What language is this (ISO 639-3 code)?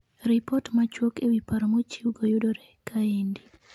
luo